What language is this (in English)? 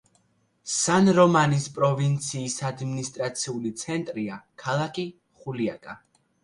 Georgian